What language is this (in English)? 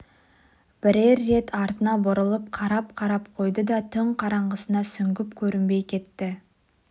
Kazakh